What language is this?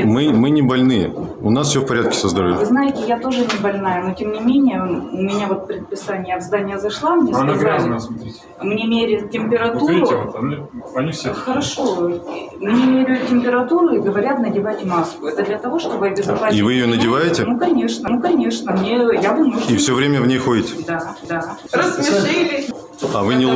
Russian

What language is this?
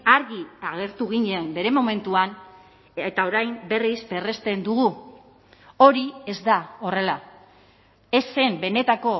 Basque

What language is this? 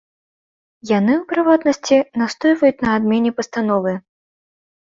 Belarusian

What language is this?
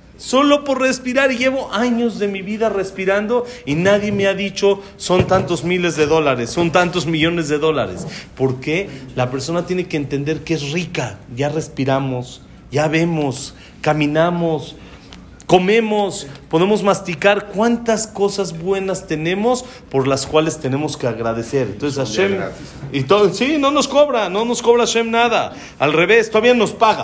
Spanish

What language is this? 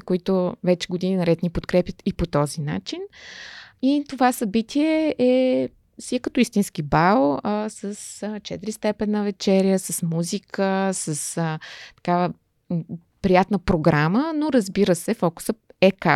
Bulgarian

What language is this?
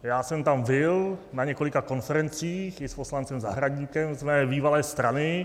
Czech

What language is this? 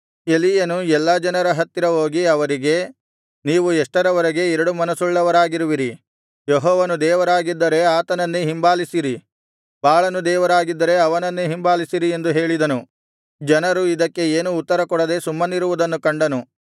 Kannada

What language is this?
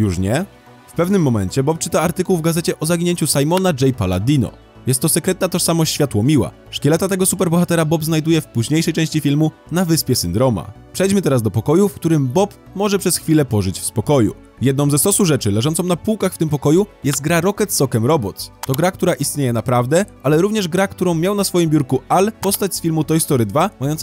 Polish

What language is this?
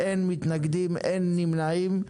Hebrew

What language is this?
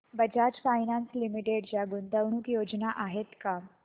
Marathi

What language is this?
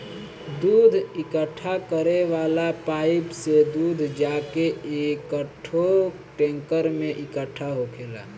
Bhojpuri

